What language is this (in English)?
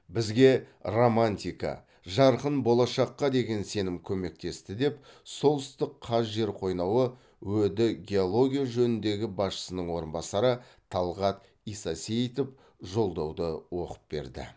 Kazakh